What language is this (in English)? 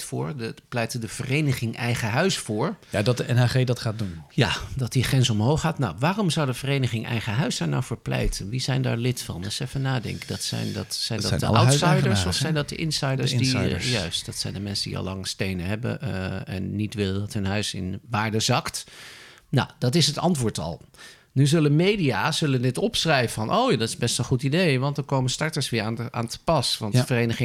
Dutch